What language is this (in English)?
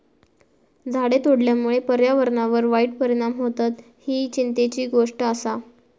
Marathi